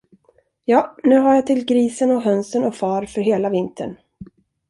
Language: Swedish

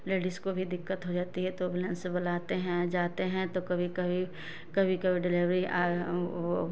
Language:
Hindi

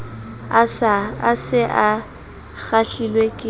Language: Southern Sotho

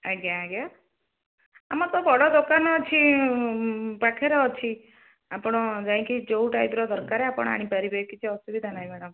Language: Odia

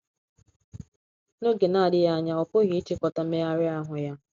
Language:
Igbo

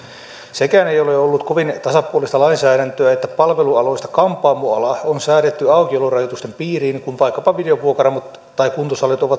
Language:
Finnish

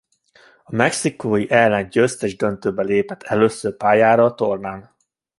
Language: Hungarian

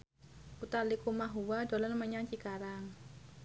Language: Javanese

